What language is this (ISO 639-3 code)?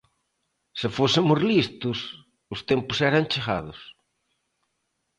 glg